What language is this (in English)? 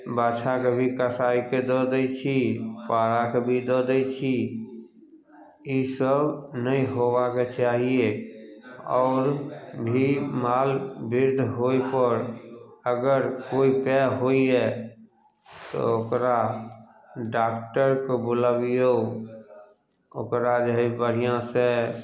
Maithili